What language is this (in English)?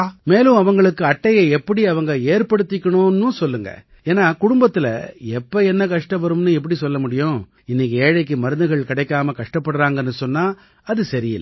Tamil